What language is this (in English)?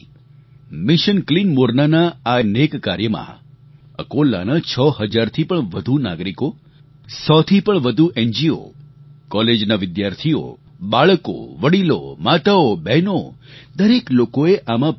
Gujarati